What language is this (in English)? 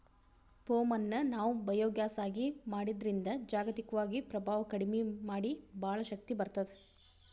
Kannada